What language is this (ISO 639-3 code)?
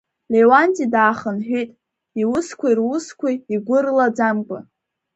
abk